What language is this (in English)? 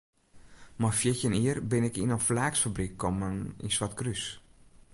Western Frisian